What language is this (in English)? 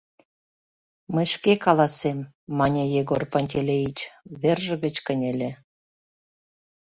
Mari